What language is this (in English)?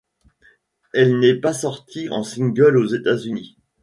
French